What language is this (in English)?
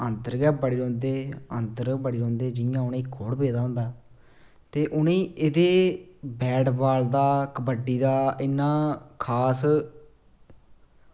Dogri